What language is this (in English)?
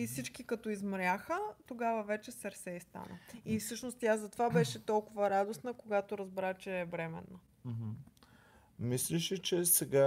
Bulgarian